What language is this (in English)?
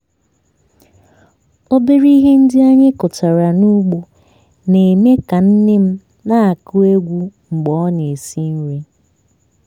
Igbo